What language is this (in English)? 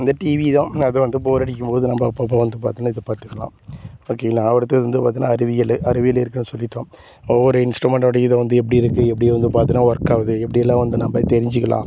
Tamil